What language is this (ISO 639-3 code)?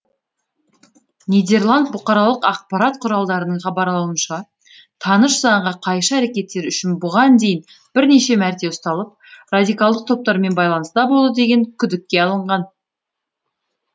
kaz